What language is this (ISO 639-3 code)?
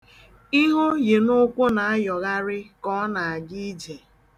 ibo